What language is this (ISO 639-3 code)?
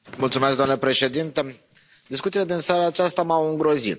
ron